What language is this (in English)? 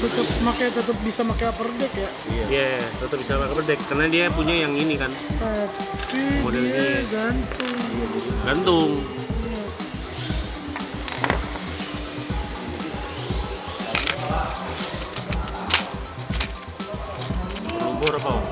Indonesian